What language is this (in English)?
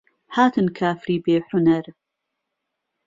Central Kurdish